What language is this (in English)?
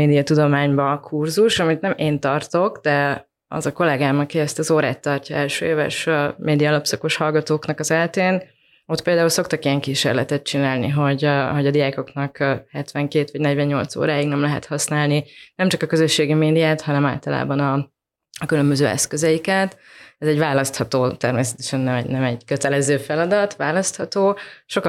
Hungarian